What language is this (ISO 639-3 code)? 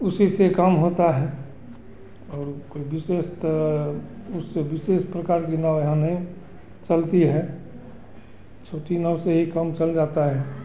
hin